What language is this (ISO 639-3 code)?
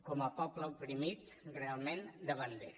cat